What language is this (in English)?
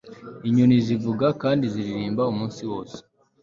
Kinyarwanda